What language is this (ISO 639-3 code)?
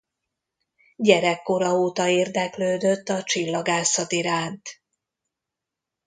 hun